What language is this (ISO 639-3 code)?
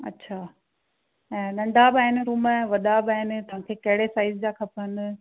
snd